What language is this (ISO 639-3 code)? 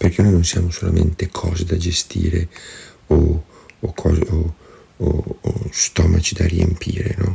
ita